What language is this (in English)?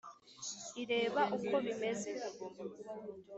Kinyarwanda